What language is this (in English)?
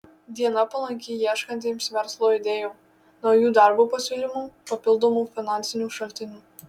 Lithuanian